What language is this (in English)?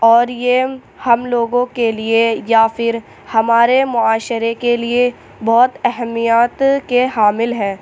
Urdu